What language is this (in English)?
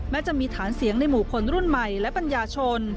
Thai